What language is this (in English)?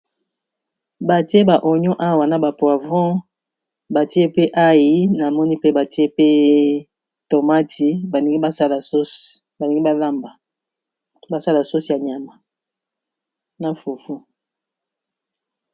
Lingala